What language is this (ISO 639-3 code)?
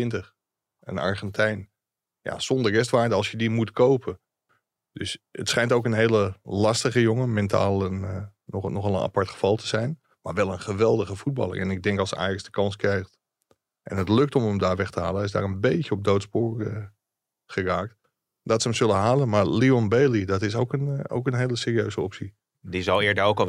nld